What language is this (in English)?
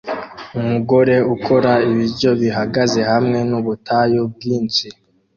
Kinyarwanda